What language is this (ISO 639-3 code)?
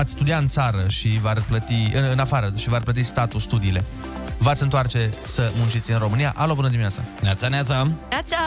ron